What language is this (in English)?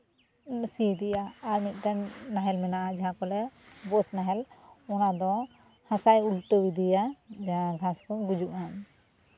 Santali